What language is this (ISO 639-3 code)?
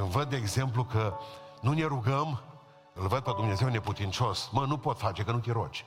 ron